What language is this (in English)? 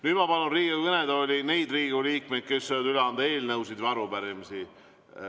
Estonian